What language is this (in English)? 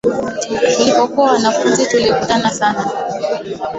Swahili